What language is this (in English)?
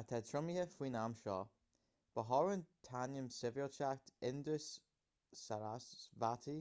Irish